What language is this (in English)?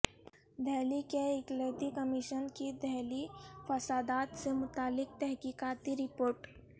Urdu